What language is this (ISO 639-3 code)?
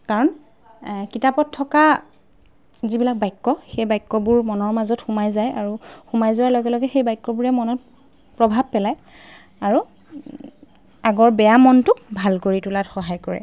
asm